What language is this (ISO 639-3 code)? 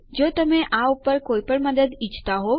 guj